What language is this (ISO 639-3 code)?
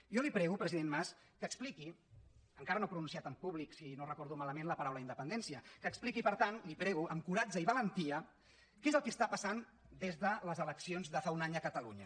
cat